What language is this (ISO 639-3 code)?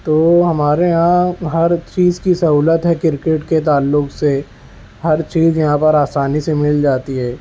urd